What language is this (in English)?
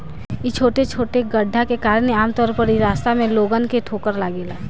Bhojpuri